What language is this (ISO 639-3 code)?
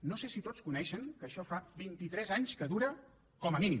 cat